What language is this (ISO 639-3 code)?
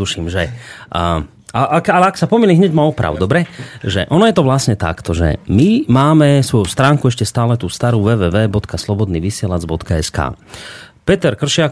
slk